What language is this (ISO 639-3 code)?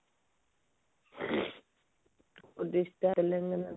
ori